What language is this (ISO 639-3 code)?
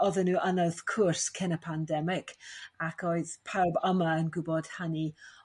cym